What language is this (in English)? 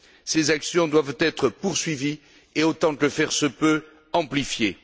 French